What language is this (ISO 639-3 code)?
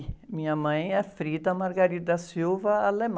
por